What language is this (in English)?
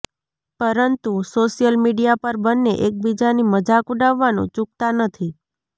Gujarati